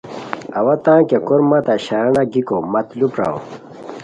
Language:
Khowar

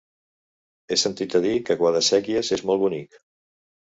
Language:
Catalan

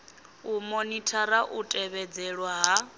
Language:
Venda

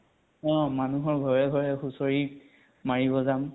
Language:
Assamese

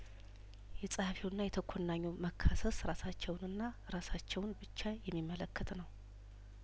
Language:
Amharic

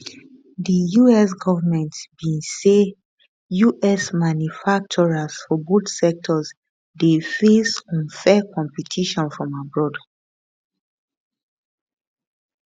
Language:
Nigerian Pidgin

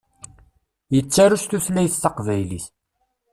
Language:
Kabyle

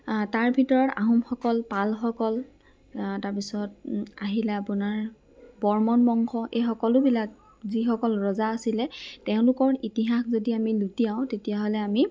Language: Assamese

